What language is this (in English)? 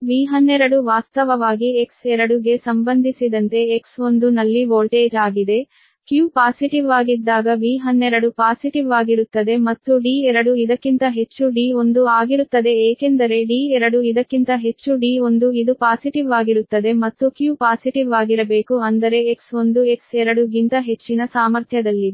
Kannada